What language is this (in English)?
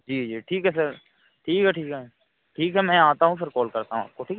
Hindi